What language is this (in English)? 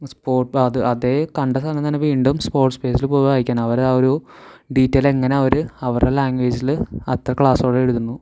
Malayalam